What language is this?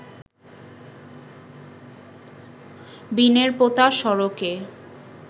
Bangla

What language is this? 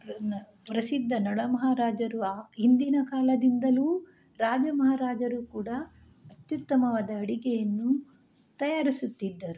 Kannada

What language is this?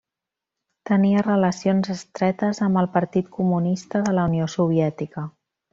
Catalan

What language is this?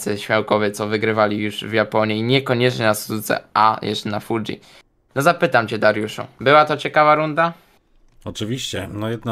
Polish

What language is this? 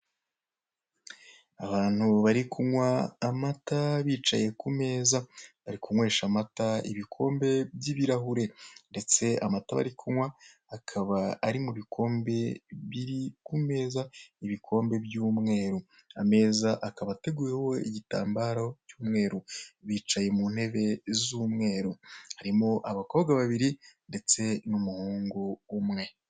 Kinyarwanda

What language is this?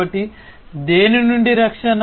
Telugu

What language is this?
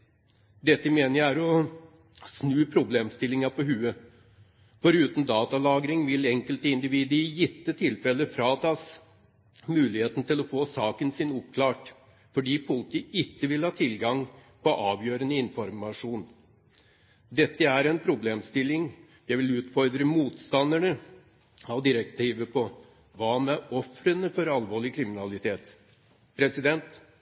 Norwegian Bokmål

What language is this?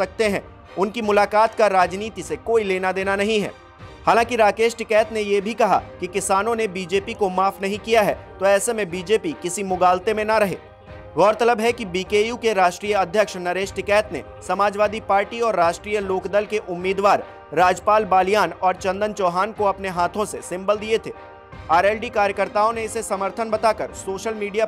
Hindi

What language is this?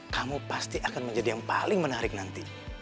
Indonesian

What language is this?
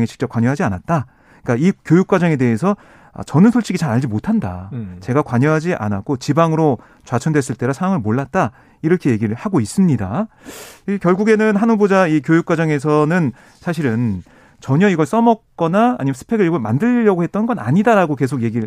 Korean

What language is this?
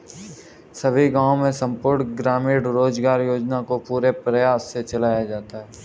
Hindi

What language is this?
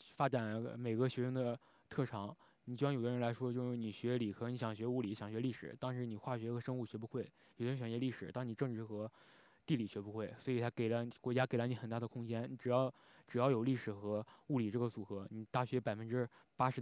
Chinese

